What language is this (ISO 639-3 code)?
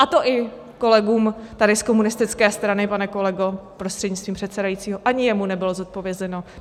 ces